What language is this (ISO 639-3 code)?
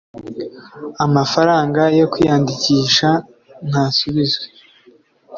kin